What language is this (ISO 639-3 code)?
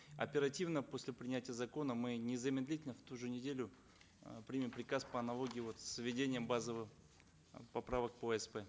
kaz